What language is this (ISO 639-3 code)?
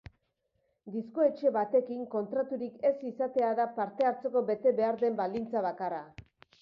eus